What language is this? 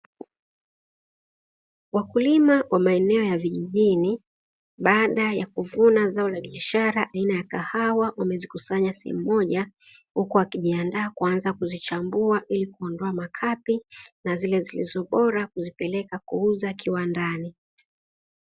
Swahili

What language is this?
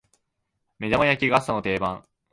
Japanese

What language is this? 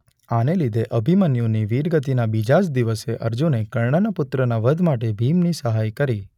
Gujarati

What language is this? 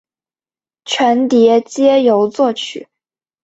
Chinese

